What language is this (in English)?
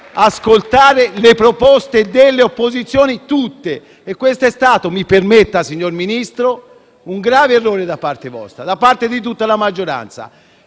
Italian